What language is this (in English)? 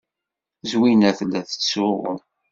Kabyle